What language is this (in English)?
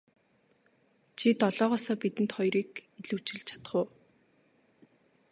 Mongolian